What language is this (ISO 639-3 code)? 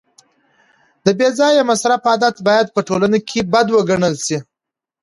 pus